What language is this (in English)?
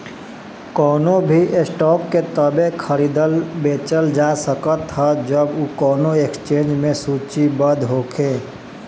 Bhojpuri